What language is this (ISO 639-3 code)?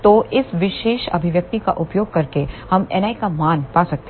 hin